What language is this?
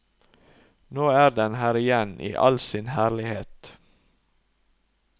Norwegian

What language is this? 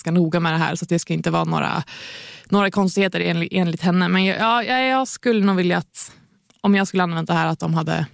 Swedish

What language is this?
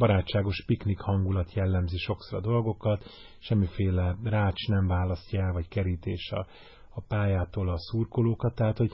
Hungarian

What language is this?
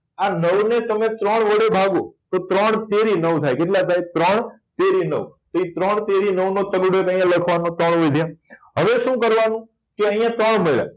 Gujarati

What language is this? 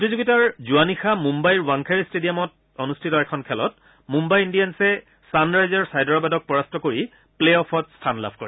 Assamese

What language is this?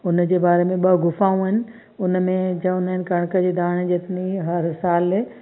Sindhi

